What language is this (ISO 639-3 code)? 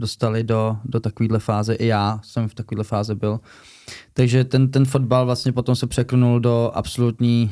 ces